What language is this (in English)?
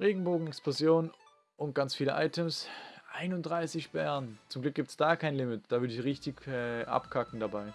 German